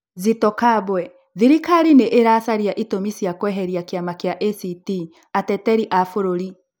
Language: Kikuyu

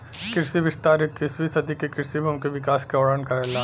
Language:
Bhojpuri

